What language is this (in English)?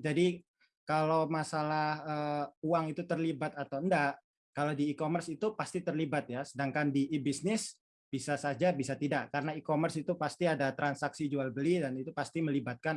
Indonesian